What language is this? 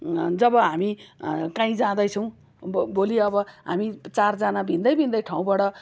Nepali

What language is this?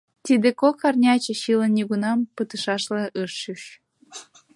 Mari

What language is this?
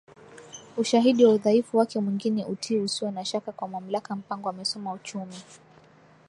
Swahili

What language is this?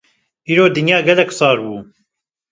Kurdish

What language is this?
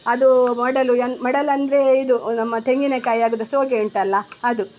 Kannada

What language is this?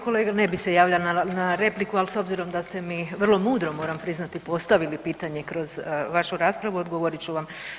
Croatian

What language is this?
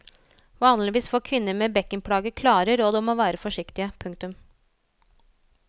Norwegian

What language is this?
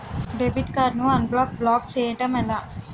Telugu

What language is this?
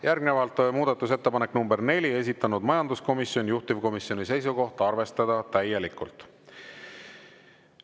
Estonian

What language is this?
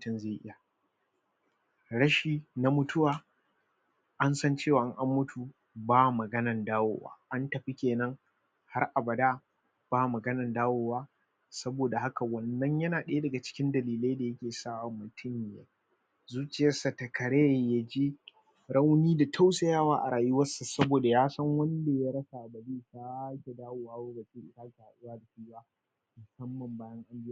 Hausa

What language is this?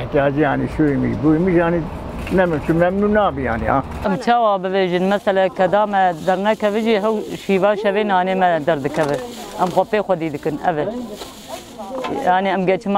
Arabic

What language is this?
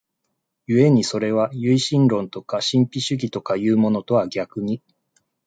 Japanese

